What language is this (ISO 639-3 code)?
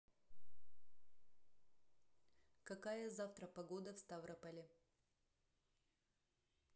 rus